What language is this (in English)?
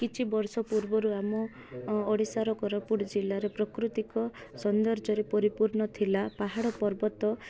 Odia